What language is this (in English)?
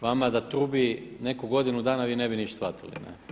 Croatian